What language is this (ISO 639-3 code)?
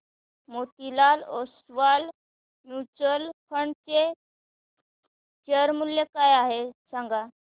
mar